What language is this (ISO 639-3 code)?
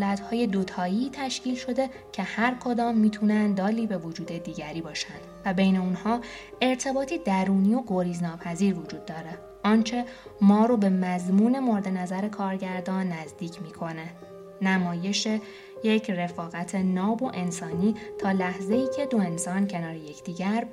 fas